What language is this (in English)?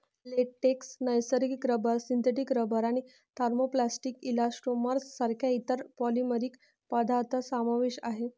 Marathi